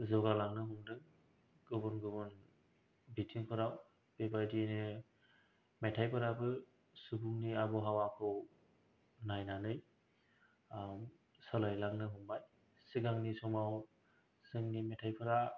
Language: Bodo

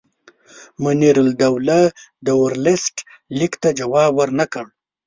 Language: Pashto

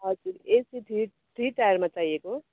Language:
Nepali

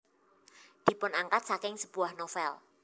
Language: Javanese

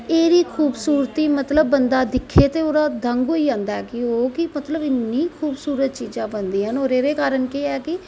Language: Dogri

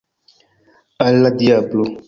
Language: Esperanto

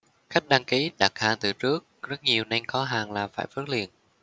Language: Vietnamese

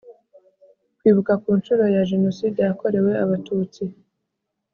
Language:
Kinyarwanda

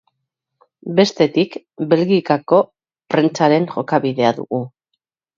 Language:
Basque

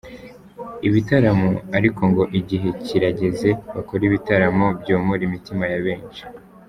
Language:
Kinyarwanda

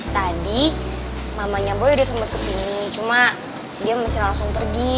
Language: Indonesian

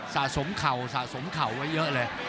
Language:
Thai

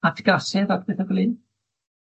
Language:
Welsh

